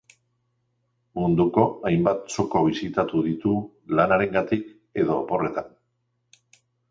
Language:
Basque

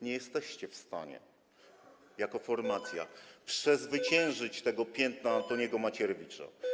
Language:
Polish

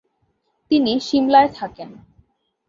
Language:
Bangla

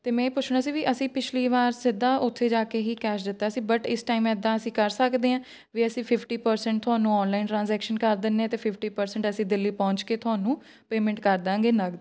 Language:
Punjabi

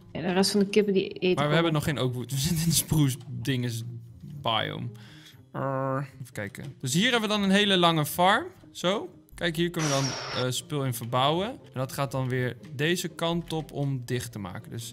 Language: Dutch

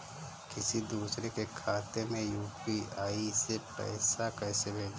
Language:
Hindi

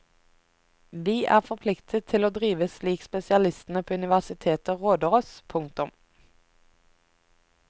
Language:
Norwegian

